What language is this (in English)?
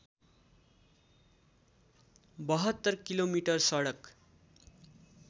Nepali